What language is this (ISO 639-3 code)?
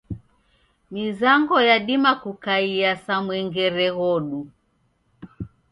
dav